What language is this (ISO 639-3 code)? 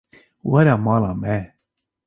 kur